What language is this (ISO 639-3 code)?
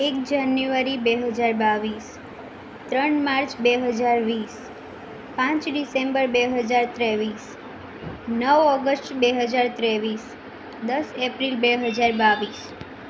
guj